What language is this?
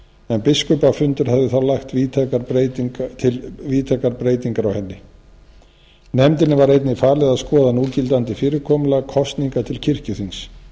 Icelandic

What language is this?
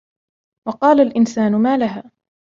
Arabic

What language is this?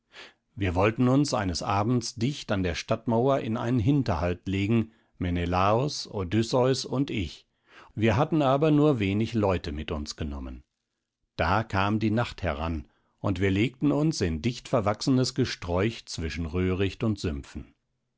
German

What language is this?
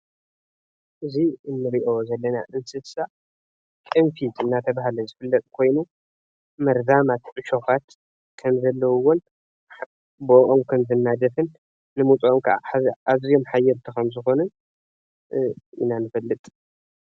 Tigrinya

